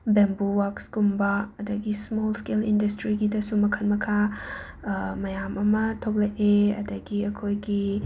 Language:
Manipuri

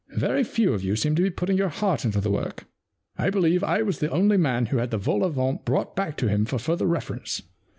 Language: English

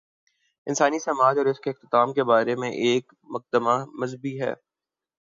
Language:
Urdu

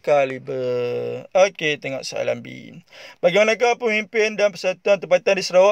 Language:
Malay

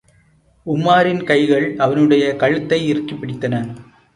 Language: Tamil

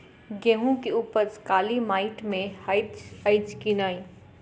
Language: Maithili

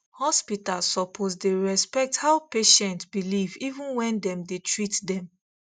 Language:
Nigerian Pidgin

